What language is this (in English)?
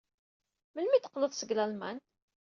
Kabyle